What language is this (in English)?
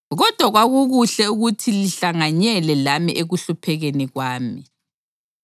North Ndebele